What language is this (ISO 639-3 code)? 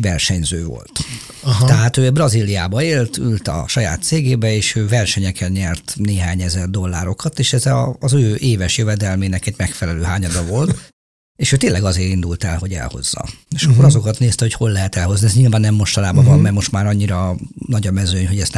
hun